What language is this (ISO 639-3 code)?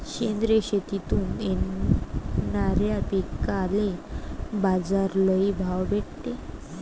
mar